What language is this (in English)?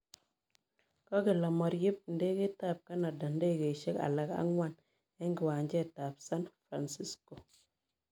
Kalenjin